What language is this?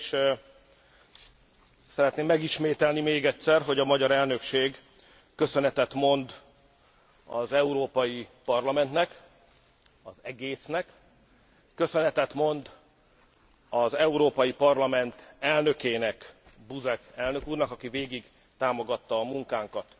Hungarian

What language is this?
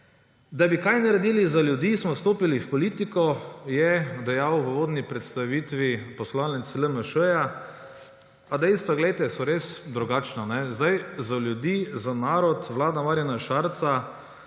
Slovenian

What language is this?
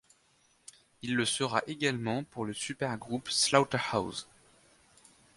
French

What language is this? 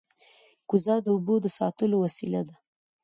Pashto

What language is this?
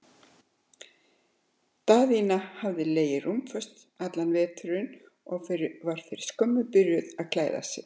Icelandic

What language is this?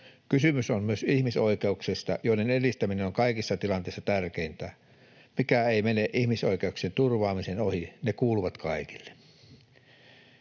Finnish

